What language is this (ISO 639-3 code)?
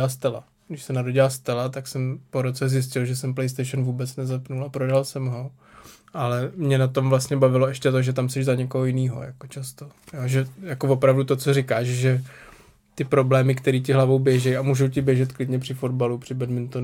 ces